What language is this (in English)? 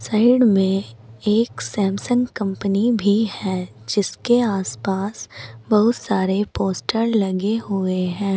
Hindi